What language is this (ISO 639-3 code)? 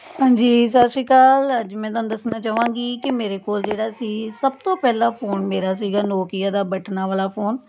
pan